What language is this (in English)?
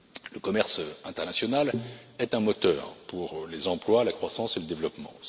French